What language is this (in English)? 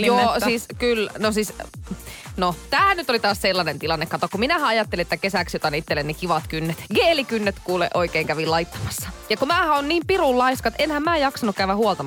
Finnish